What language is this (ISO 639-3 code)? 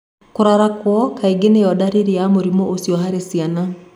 kik